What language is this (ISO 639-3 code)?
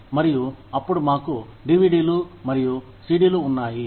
tel